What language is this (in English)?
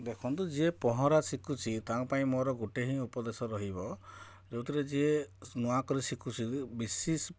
Odia